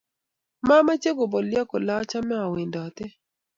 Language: Kalenjin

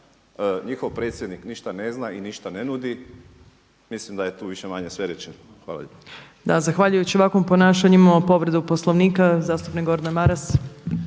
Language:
Croatian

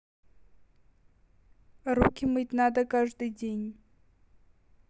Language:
Russian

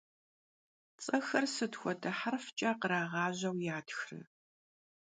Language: Kabardian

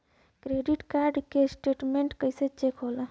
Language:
Bhojpuri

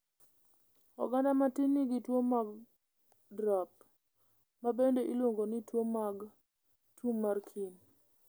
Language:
Luo (Kenya and Tanzania)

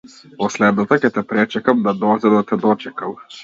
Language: Macedonian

